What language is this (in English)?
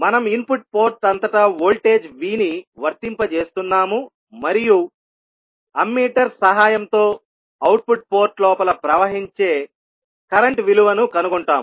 Telugu